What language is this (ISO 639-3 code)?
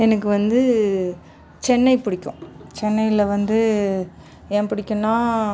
tam